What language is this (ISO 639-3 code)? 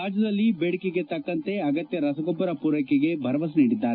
kan